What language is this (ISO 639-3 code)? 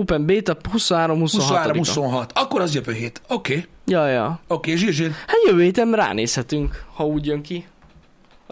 hun